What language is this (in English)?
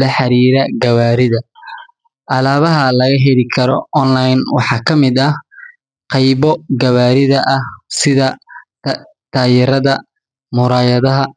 Somali